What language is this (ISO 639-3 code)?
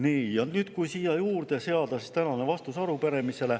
est